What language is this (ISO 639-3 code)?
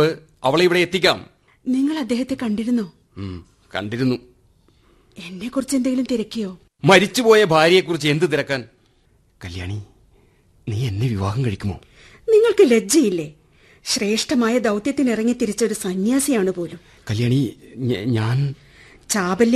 mal